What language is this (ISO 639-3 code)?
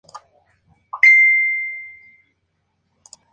spa